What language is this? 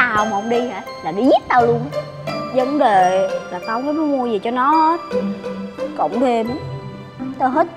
Vietnamese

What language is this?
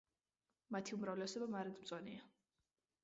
Georgian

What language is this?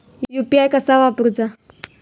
Marathi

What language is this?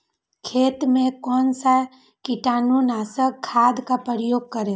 Magahi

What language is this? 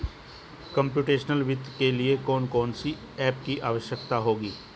Hindi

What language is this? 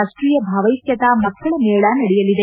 Kannada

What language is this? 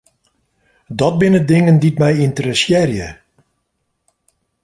Western Frisian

